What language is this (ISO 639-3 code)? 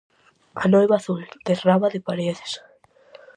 glg